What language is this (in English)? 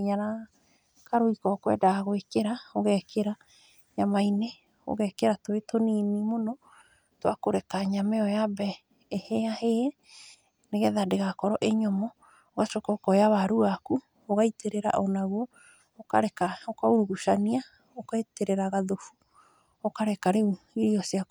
Kikuyu